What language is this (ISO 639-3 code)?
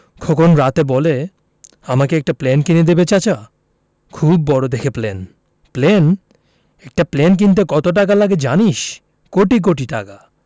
ben